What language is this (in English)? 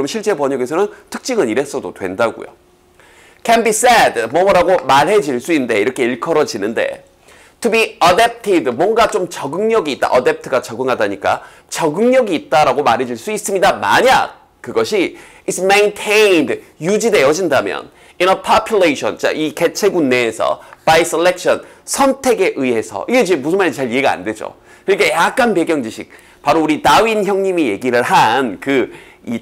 Korean